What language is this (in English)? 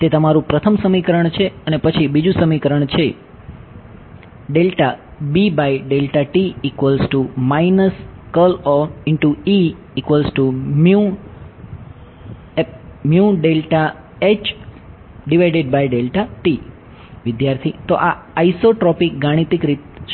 Gujarati